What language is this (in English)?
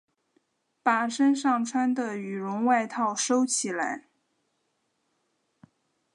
Chinese